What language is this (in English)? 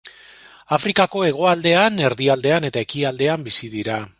Basque